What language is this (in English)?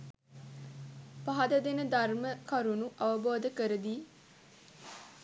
Sinhala